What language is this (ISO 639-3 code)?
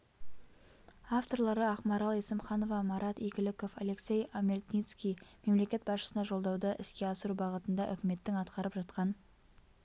kaz